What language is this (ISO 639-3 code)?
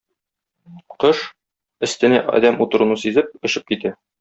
tat